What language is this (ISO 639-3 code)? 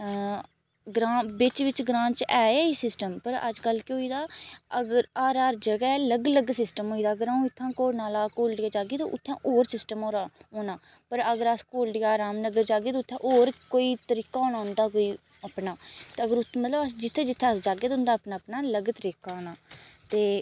doi